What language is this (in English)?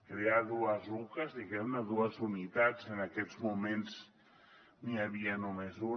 Catalan